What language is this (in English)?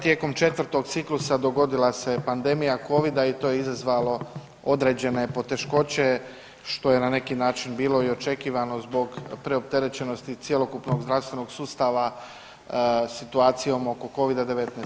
Croatian